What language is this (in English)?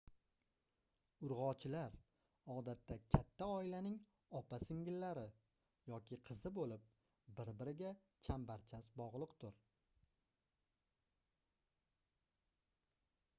Uzbek